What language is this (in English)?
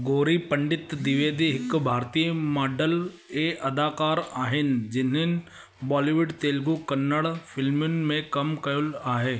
Sindhi